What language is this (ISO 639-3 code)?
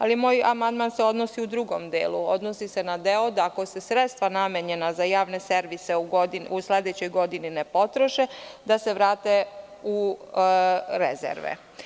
srp